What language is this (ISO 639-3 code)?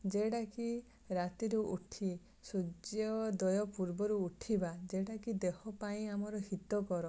ori